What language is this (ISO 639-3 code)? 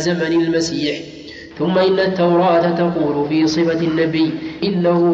ara